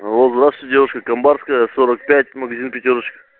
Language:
Russian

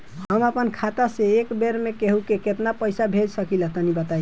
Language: Bhojpuri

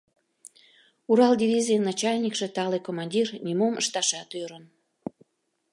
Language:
Mari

